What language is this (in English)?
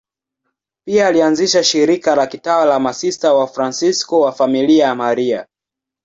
Swahili